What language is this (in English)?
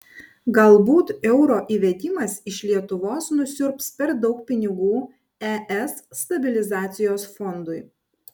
Lithuanian